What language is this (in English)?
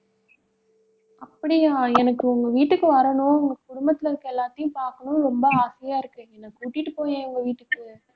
Tamil